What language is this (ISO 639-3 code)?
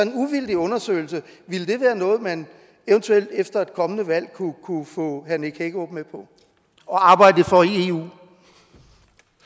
dan